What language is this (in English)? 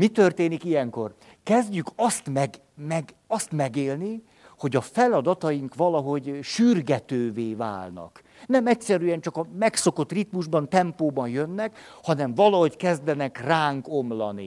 Hungarian